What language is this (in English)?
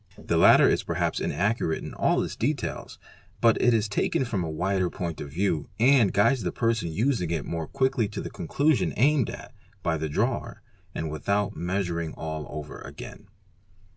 English